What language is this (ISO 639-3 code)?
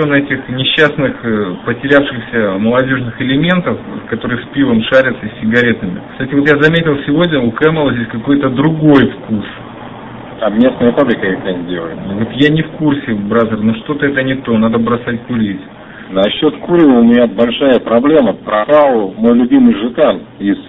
rus